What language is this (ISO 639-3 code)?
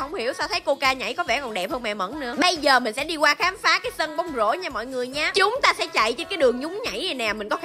vie